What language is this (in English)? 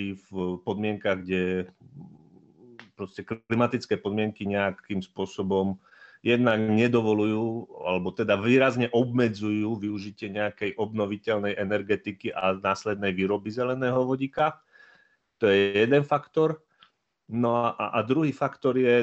Slovak